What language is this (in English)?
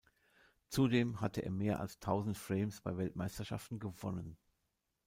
German